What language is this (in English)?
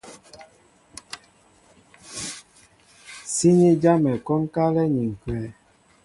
Mbo (Cameroon)